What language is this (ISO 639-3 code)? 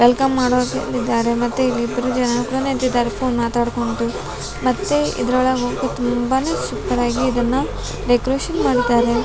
kan